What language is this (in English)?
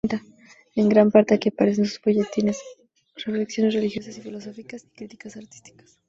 Spanish